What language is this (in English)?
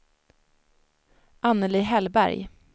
Swedish